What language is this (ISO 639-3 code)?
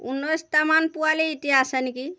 asm